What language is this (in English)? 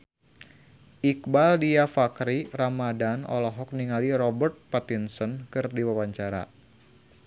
Sundanese